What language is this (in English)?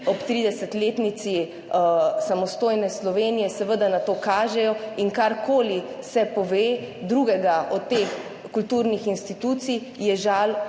Slovenian